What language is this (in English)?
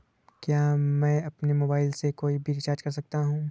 Hindi